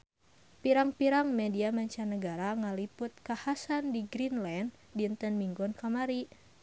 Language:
Sundanese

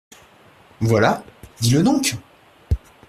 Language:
French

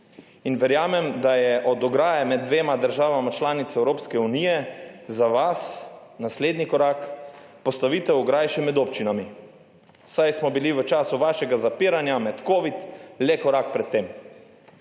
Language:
Slovenian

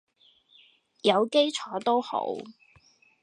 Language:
Cantonese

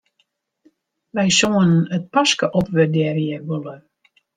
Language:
Western Frisian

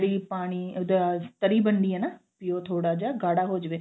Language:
Punjabi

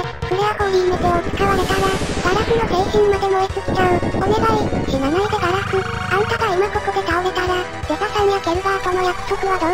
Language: Japanese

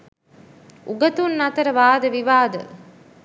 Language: Sinhala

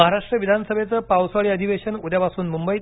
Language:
Marathi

